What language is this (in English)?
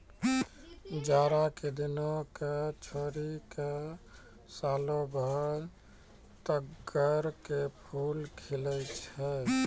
Maithili